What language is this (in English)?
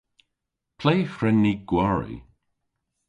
Cornish